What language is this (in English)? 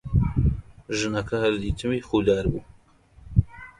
Central Kurdish